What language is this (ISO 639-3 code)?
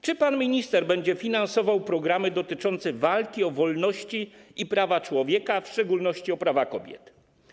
pol